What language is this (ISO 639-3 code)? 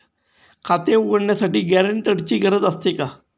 mar